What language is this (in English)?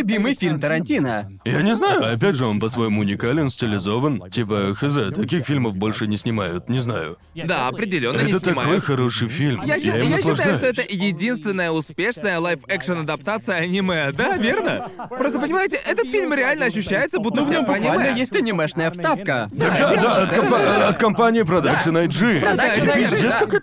Russian